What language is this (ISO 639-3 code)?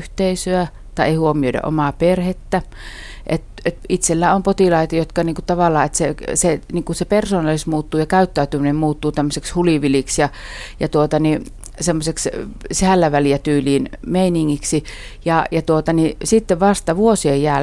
fin